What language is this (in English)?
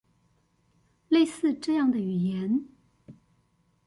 Chinese